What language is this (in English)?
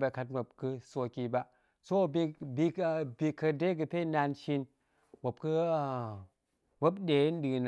Goemai